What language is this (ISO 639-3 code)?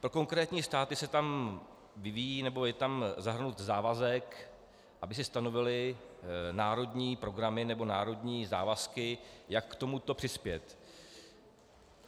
ces